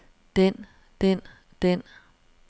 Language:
Danish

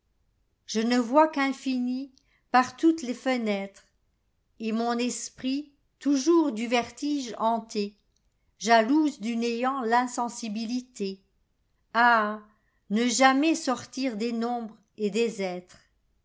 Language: French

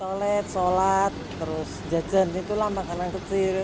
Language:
Indonesian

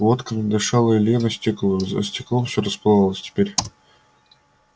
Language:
Russian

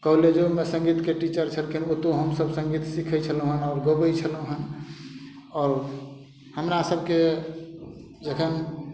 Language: Maithili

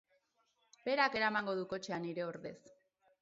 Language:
Basque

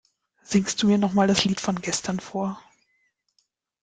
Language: German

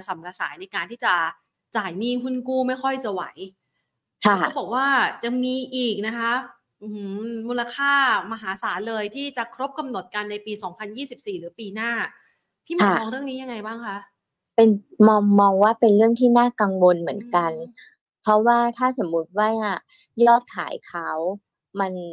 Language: Thai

